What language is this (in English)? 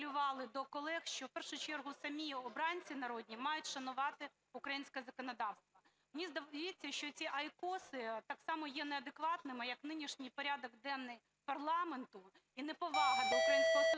Ukrainian